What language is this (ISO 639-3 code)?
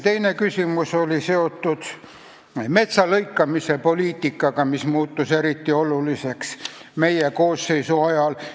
est